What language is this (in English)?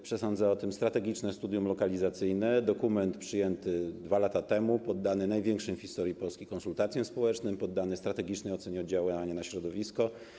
Polish